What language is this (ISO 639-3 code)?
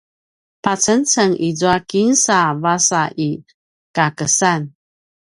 pwn